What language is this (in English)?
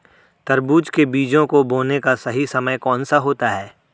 Hindi